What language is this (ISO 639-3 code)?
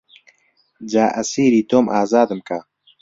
ckb